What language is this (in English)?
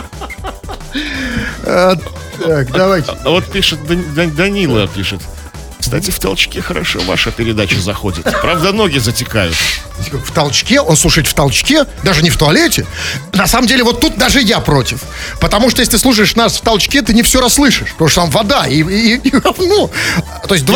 Russian